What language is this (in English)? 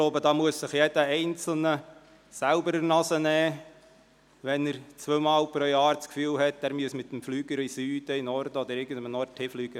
Swiss German